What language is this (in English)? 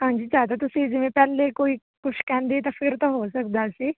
Punjabi